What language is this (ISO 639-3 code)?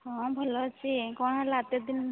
ori